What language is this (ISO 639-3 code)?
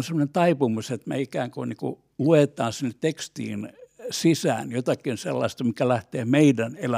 fin